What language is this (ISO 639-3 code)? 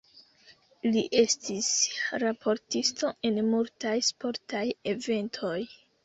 epo